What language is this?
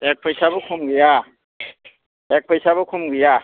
Bodo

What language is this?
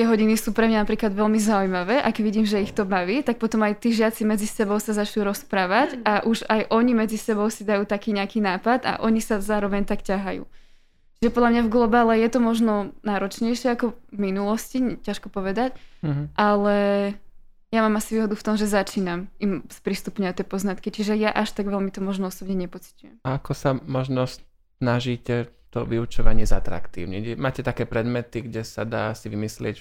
Slovak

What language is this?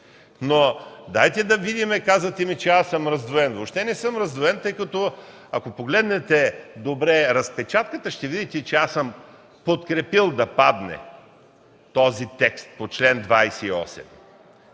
Bulgarian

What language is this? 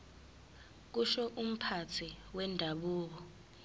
Zulu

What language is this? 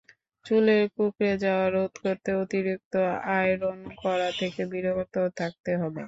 Bangla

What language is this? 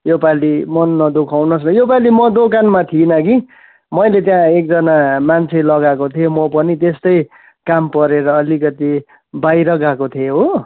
Nepali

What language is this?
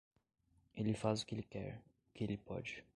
Portuguese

